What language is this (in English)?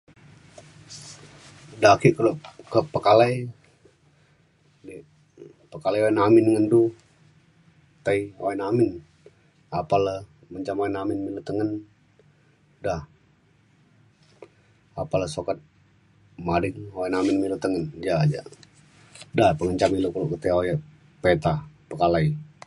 Mainstream Kenyah